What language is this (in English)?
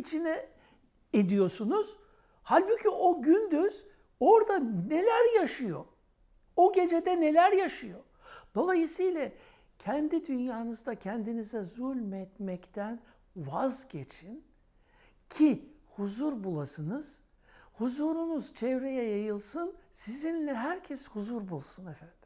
Turkish